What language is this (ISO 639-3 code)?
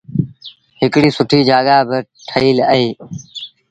sbn